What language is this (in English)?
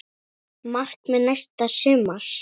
Icelandic